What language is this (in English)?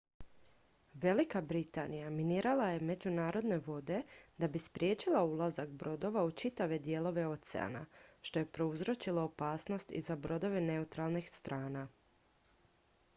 Croatian